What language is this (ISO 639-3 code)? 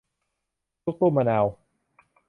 tha